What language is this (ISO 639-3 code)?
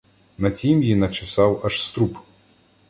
ukr